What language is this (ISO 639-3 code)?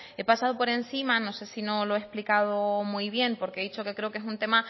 spa